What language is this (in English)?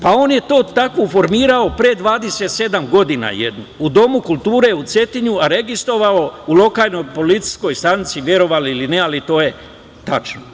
Serbian